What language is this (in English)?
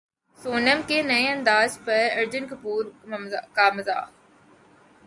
Urdu